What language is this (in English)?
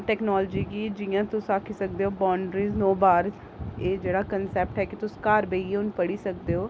Dogri